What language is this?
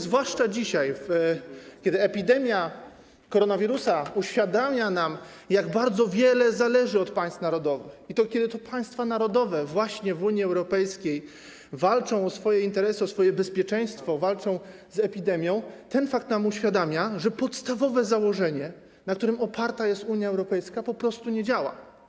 Polish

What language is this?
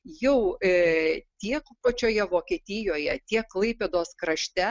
Lithuanian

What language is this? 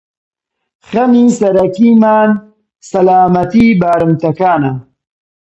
Central Kurdish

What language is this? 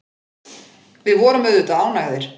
Icelandic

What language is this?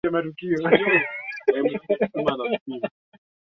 Swahili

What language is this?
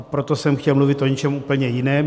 Czech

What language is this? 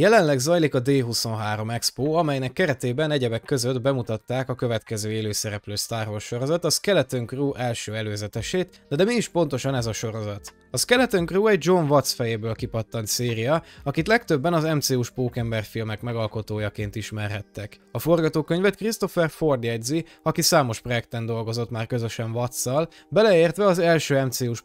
Hungarian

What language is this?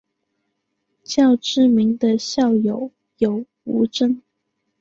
Chinese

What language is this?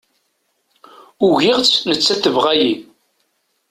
Kabyle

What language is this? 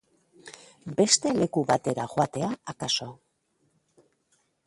Basque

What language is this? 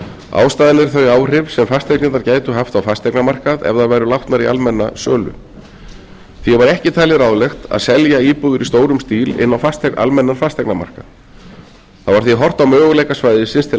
Icelandic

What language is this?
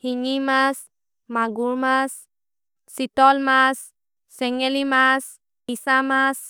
Maria (India)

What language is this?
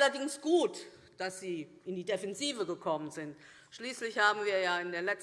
German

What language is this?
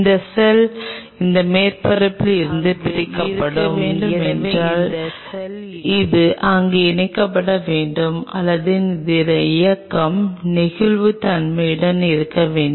Tamil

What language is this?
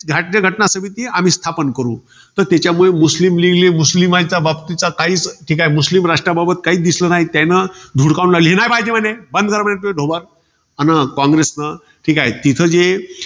Marathi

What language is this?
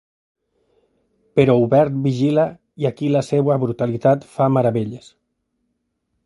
Catalan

